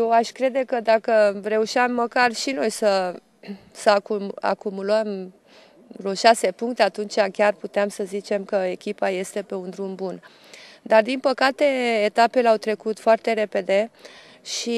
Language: Romanian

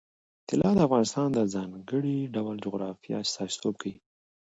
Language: Pashto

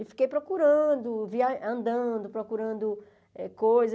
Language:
Portuguese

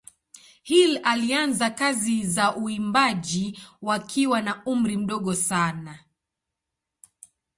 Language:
Swahili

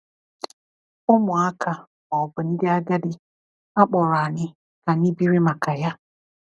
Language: Igbo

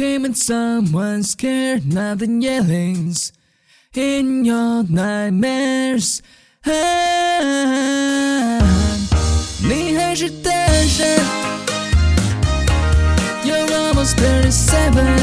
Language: Chinese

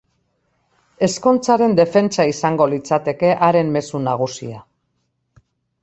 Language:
Basque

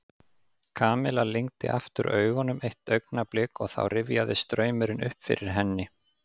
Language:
Icelandic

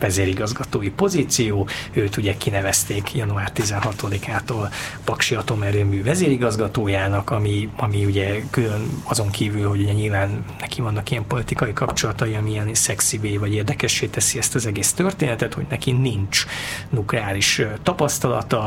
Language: Hungarian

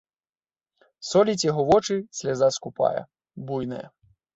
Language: Belarusian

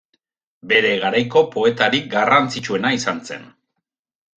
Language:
Basque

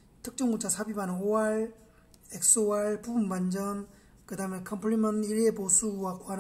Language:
Korean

